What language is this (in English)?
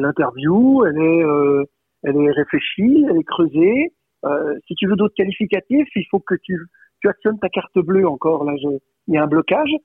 French